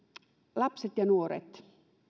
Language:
Finnish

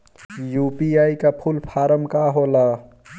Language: Bhojpuri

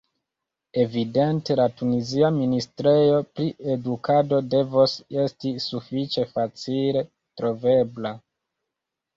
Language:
Esperanto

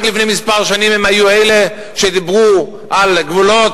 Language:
Hebrew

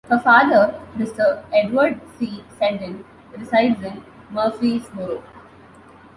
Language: English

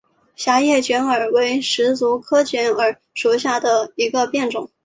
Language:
Chinese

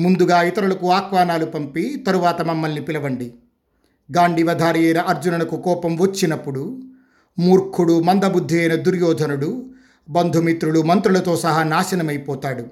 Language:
Telugu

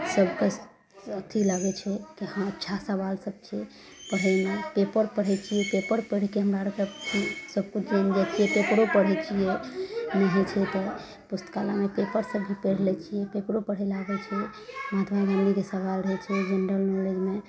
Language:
Maithili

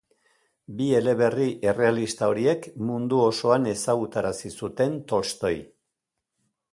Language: Basque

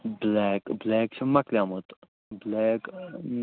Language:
Kashmiri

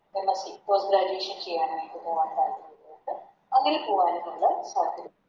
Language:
Malayalam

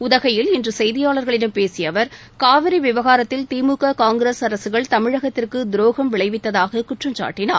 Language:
Tamil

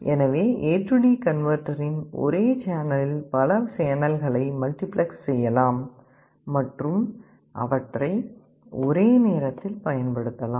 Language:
Tamil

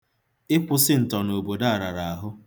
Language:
Igbo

